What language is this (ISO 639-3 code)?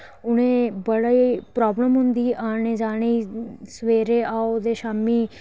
doi